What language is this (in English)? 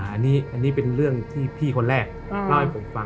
Thai